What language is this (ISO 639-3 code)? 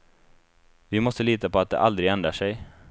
swe